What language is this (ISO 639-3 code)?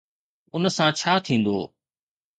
snd